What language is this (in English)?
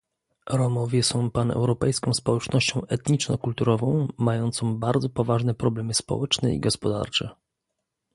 Polish